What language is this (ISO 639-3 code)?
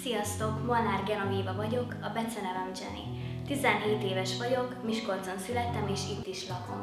hun